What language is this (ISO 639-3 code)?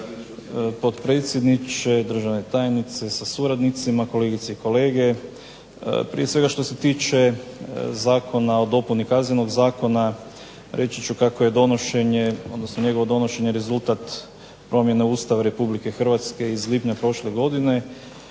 hrv